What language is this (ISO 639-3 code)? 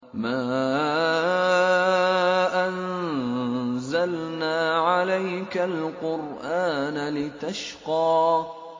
ara